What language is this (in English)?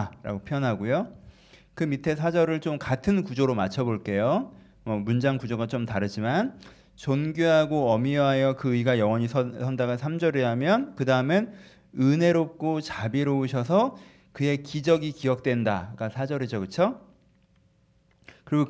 Korean